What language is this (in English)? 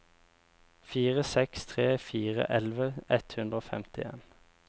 Norwegian